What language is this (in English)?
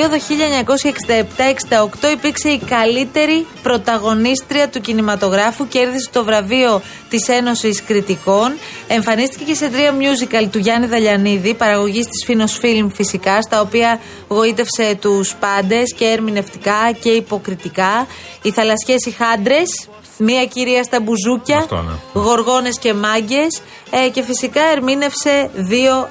Greek